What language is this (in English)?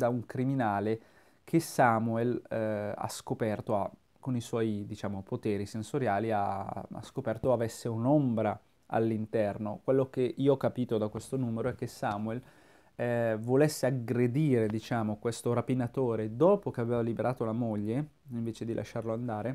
Italian